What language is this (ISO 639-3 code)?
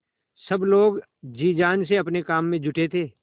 hin